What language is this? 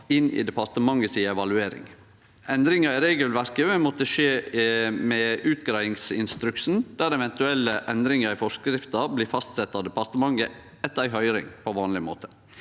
Norwegian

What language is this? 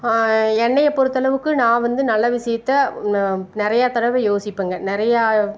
Tamil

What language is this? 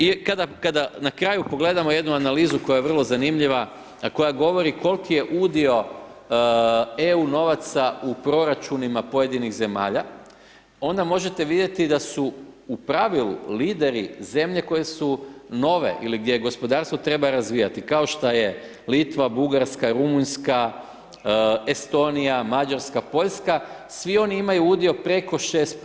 Croatian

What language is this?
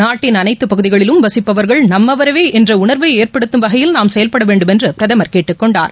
Tamil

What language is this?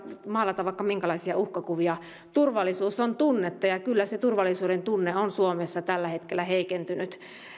Finnish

